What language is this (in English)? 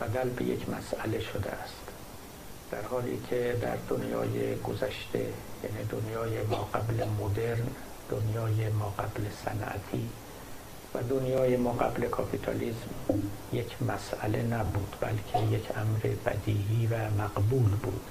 Persian